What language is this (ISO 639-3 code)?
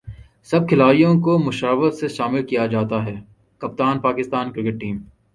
urd